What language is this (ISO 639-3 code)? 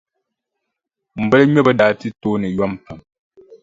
dag